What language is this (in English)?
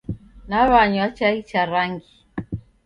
Taita